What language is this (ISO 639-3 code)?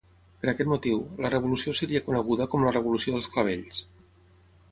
cat